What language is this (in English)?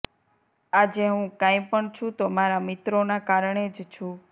Gujarati